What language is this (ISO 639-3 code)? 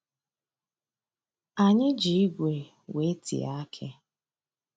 ibo